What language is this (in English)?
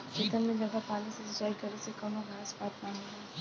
Bhojpuri